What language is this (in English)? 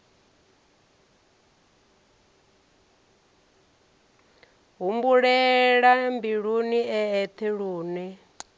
Venda